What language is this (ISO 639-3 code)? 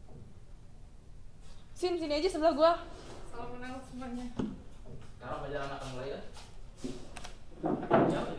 ind